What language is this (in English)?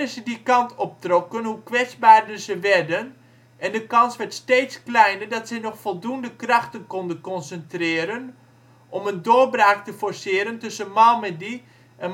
Dutch